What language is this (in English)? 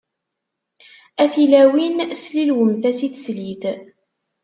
Kabyle